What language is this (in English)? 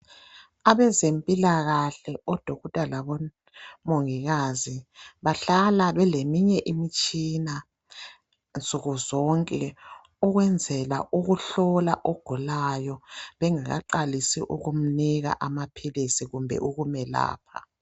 North Ndebele